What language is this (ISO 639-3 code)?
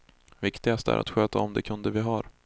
swe